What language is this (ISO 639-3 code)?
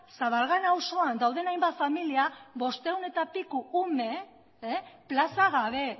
eus